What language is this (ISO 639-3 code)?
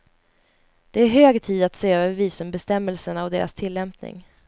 swe